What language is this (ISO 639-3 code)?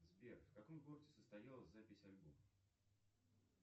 rus